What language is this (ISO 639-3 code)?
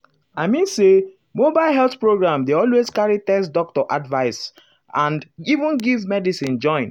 pcm